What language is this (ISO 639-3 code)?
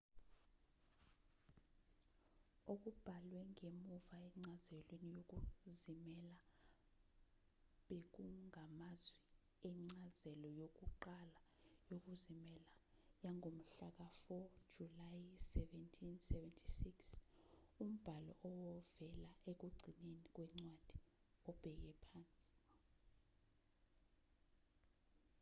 zul